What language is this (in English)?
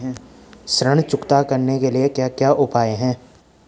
Hindi